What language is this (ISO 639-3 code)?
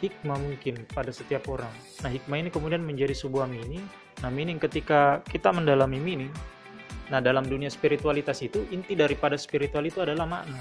ind